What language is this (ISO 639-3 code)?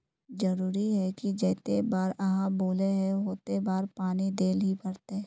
mag